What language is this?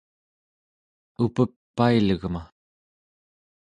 Central Yupik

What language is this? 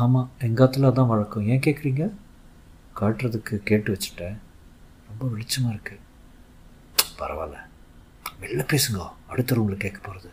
Tamil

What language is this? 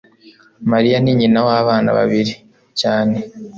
Kinyarwanda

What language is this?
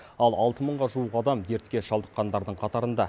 Kazakh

